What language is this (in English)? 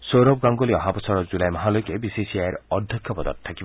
Assamese